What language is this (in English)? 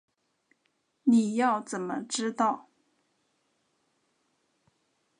Chinese